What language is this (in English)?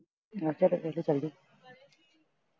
Punjabi